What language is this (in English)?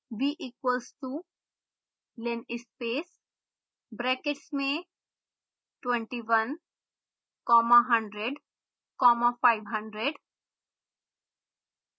Hindi